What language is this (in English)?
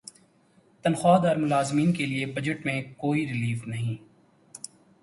Urdu